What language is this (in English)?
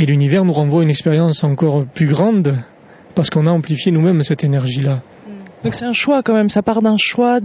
French